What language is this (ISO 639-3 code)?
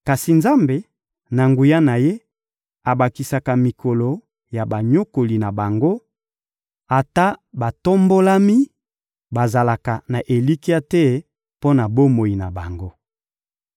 lin